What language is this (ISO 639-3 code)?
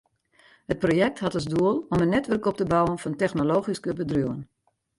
fry